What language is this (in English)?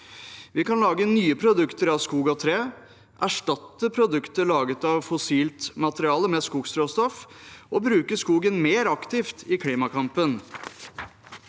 Norwegian